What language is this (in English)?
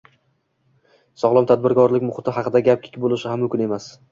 Uzbek